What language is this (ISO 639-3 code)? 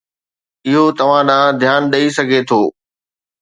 snd